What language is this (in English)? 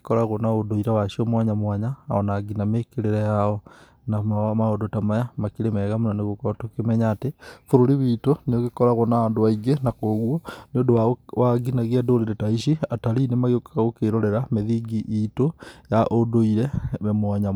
Kikuyu